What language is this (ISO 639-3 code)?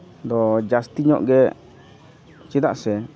sat